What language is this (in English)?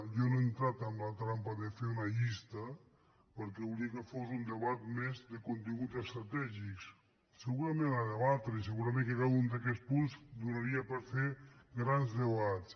Catalan